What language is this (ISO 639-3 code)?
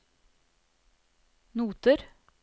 nor